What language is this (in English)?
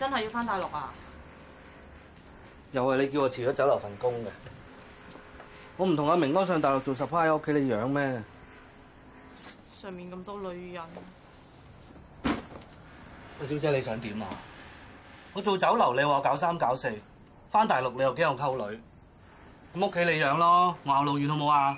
Chinese